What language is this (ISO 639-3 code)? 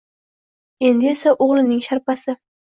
uzb